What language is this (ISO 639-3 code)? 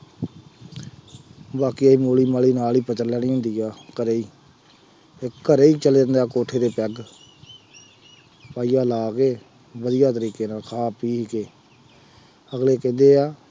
pan